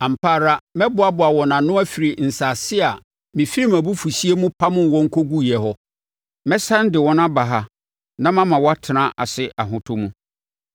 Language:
Akan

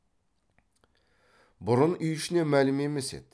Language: Kazakh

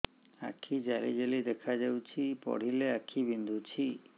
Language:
Odia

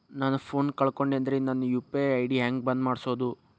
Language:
Kannada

